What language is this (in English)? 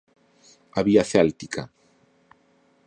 Galician